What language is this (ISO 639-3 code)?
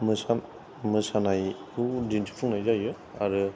brx